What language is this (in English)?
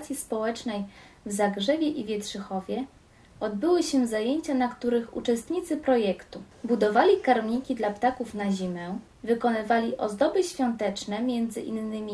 Polish